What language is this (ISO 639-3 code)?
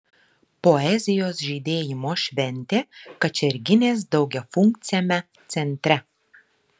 lit